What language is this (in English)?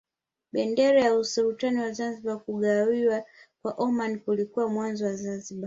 Swahili